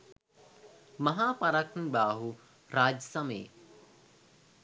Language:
Sinhala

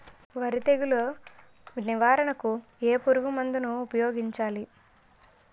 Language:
Telugu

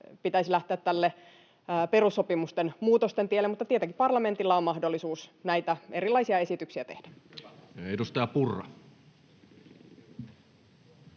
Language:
Finnish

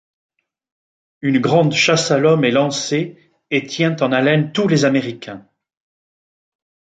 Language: French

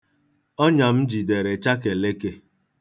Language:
Igbo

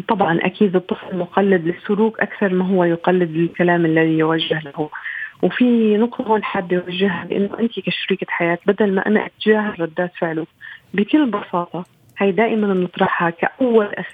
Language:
Arabic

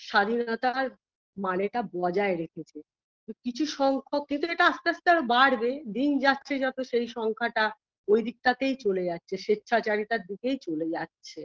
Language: Bangla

